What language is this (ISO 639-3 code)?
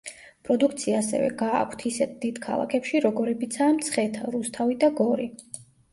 kat